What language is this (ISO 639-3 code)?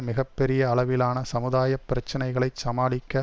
tam